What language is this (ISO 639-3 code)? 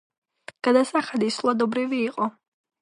kat